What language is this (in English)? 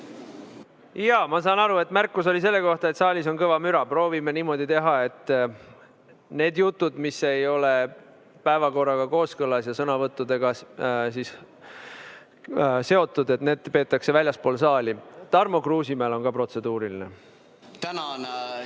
Estonian